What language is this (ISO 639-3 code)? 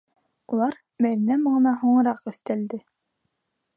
bak